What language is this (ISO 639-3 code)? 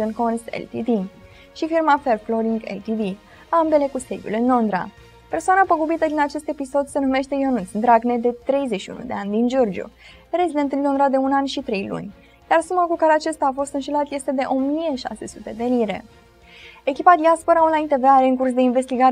ron